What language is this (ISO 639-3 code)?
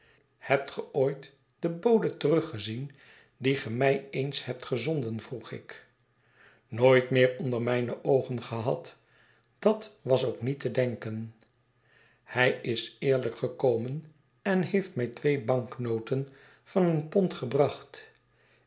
nld